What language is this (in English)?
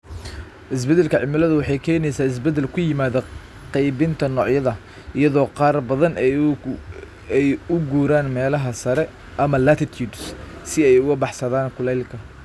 Somali